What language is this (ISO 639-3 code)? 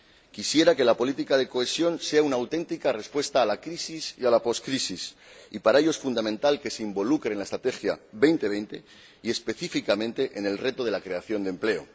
spa